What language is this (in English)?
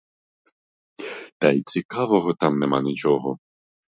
Ukrainian